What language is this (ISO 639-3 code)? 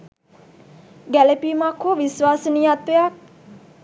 sin